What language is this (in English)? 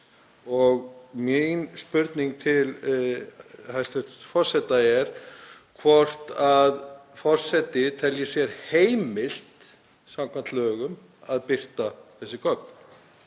Icelandic